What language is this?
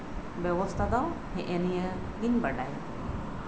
Santali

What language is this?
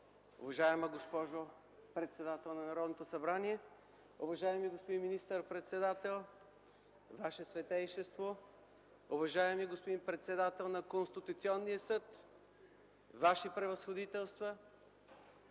Bulgarian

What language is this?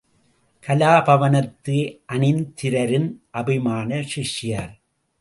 Tamil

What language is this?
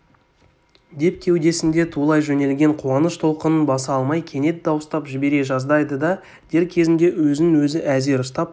Kazakh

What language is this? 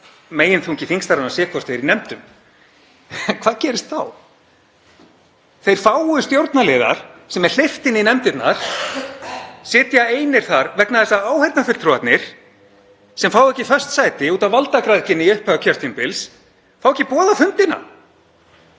Icelandic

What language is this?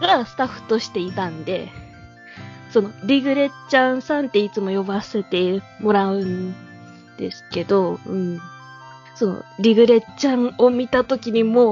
Japanese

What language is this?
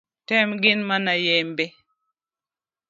Luo (Kenya and Tanzania)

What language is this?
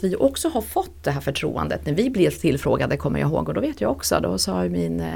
Swedish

